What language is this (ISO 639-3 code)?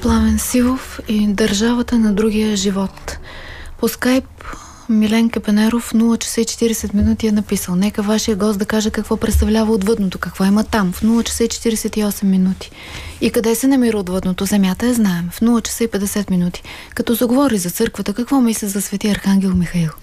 bul